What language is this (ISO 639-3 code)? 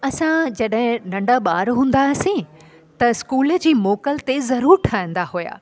snd